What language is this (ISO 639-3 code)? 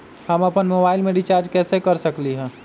mag